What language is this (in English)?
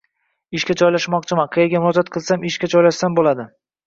Uzbek